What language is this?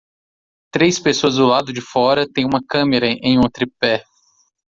Portuguese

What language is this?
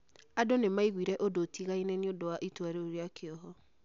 Kikuyu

